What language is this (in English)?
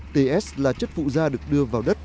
Vietnamese